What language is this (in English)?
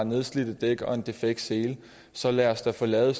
Danish